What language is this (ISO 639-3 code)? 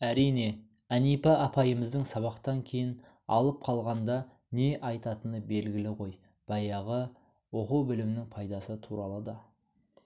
kaz